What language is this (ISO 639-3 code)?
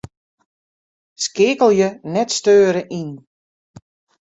fry